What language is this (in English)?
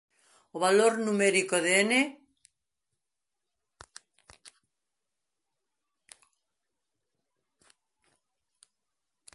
Galician